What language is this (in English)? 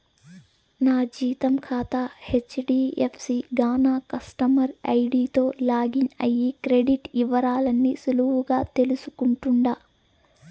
Telugu